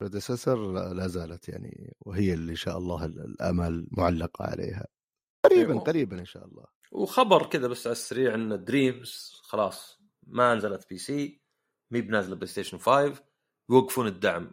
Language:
Arabic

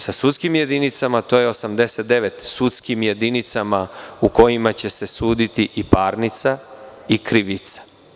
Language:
Serbian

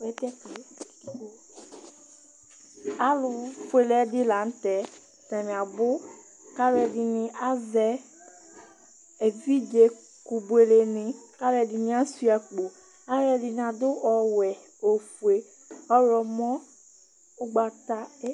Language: Ikposo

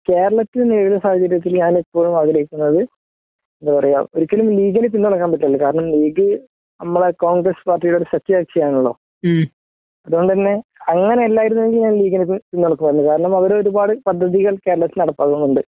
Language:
Malayalam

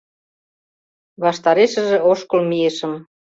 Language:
Mari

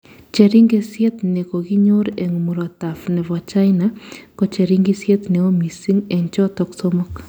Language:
Kalenjin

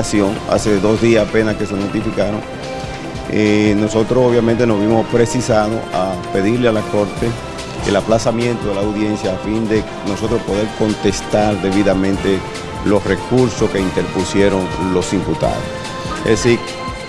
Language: Spanish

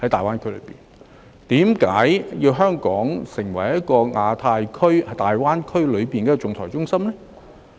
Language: Cantonese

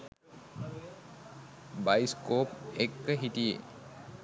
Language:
Sinhala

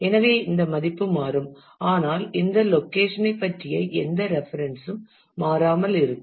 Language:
Tamil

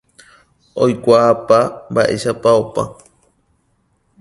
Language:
Guarani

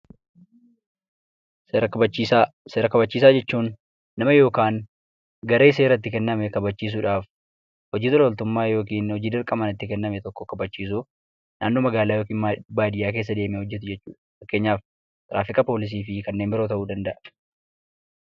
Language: Oromo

